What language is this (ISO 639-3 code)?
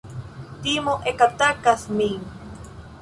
epo